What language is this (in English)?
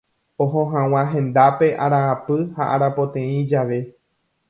Guarani